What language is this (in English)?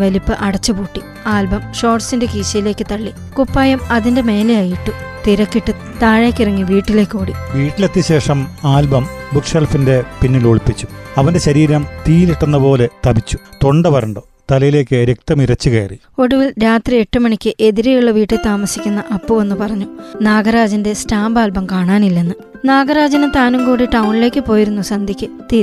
Malayalam